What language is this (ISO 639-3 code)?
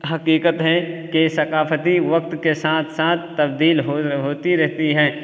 urd